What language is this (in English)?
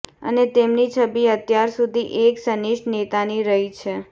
Gujarati